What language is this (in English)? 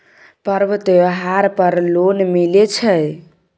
Maithili